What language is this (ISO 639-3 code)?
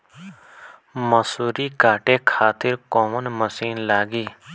bho